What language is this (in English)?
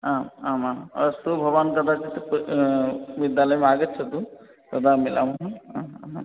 Sanskrit